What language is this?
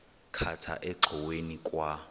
Xhosa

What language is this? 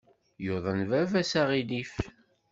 Kabyle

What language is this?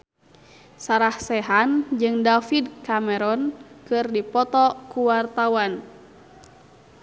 Sundanese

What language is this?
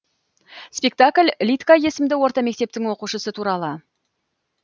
Kazakh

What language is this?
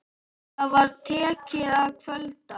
Icelandic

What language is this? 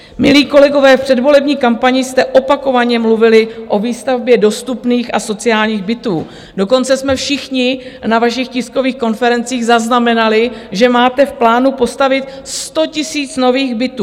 Czech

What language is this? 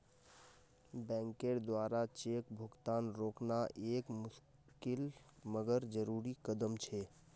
Magahi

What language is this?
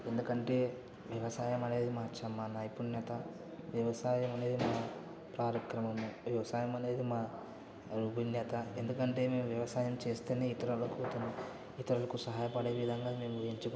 Telugu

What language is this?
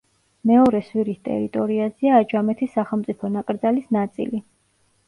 Georgian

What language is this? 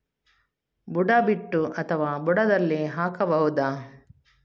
Kannada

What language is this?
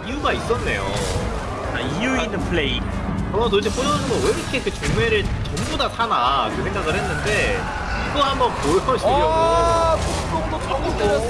Korean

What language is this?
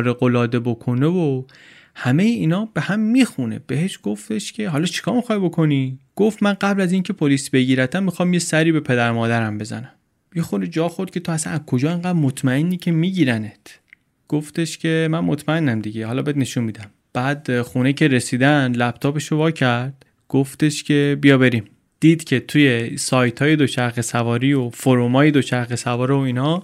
Persian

